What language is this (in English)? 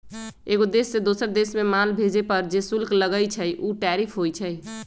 Magahi